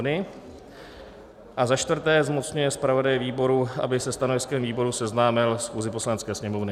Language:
Czech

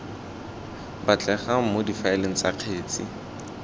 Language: Tswana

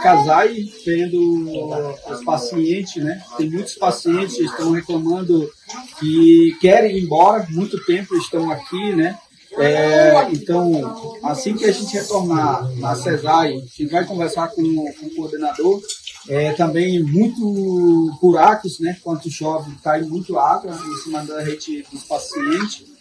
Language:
Portuguese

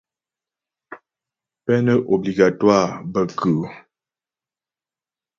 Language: Ghomala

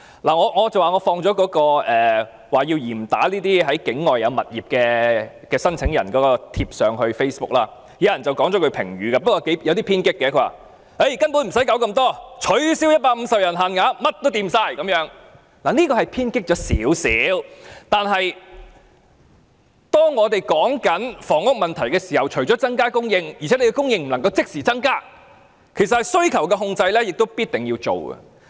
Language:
Cantonese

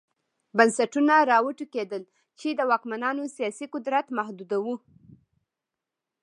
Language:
Pashto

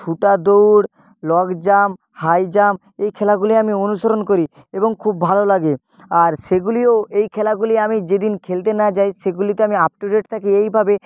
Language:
Bangla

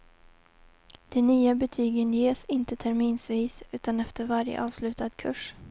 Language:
Swedish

